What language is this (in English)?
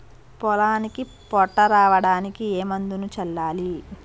Telugu